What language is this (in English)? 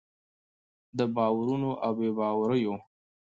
Pashto